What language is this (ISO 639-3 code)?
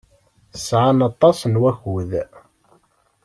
kab